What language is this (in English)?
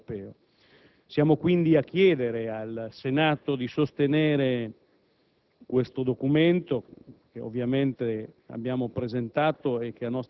Italian